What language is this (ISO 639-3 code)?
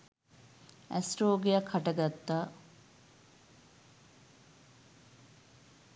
sin